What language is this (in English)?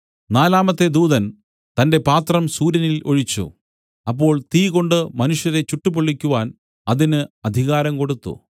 Malayalam